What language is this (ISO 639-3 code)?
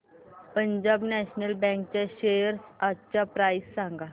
mar